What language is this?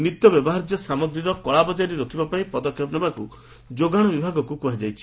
Odia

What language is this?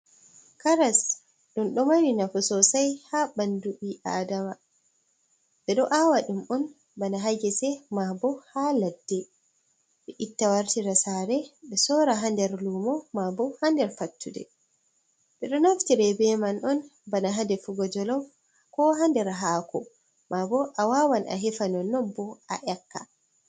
Fula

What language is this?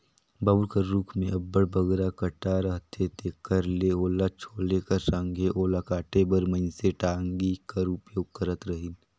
Chhattisgarhi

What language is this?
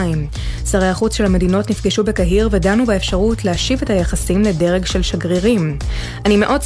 Hebrew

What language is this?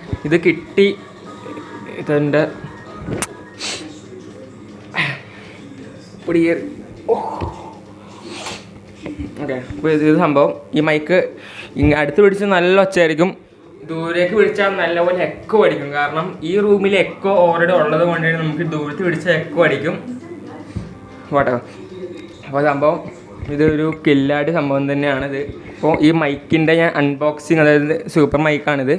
Indonesian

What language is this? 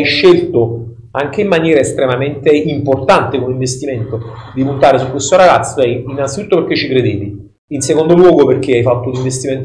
Italian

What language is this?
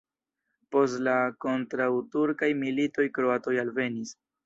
Esperanto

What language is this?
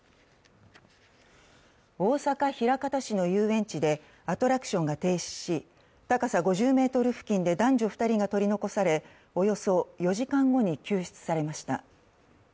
Japanese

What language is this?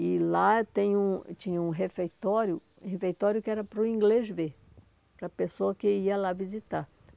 Portuguese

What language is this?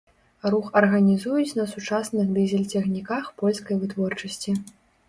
Belarusian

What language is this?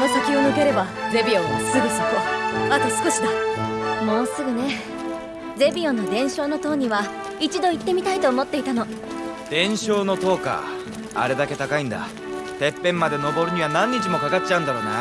Japanese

